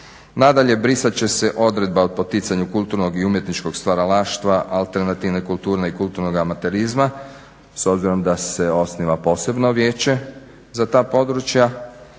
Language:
Croatian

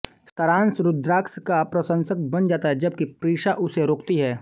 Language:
Hindi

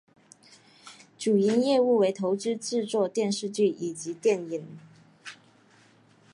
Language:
Chinese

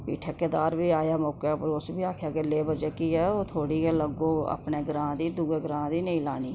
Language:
Dogri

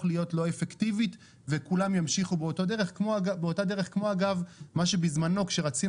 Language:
Hebrew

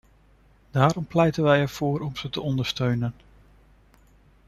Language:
Dutch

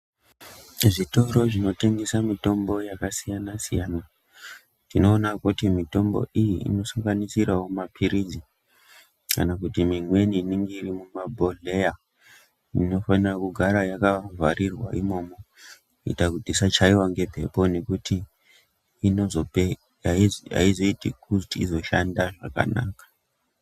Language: Ndau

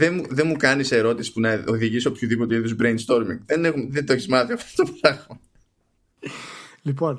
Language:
Greek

